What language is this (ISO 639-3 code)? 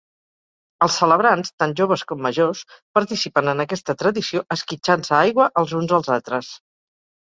cat